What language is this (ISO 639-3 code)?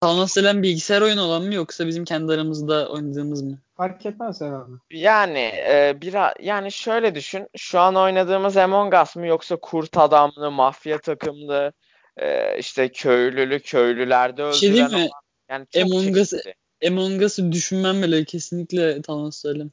tur